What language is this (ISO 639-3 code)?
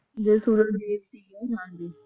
pan